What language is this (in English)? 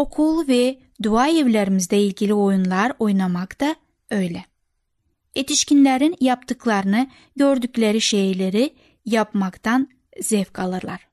Turkish